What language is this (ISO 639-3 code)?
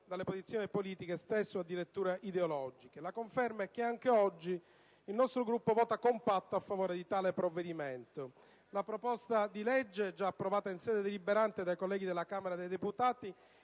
ita